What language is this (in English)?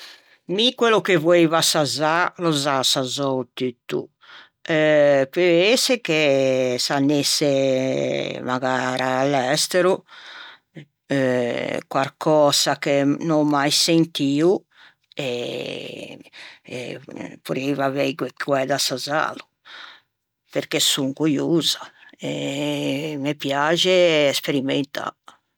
Ligurian